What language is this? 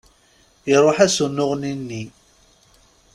Kabyle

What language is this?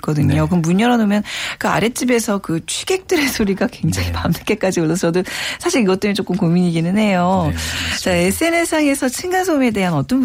Korean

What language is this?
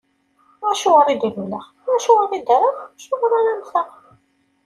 Kabyle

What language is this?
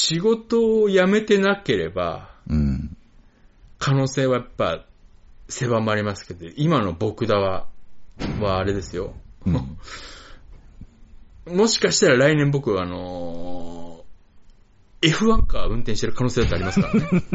Japanese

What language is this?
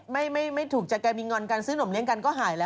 Thai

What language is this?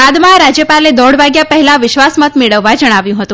Gujarati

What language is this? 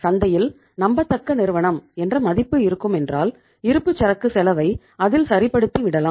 Tamil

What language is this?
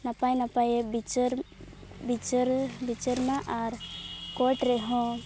Santali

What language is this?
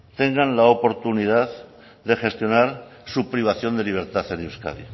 Spanish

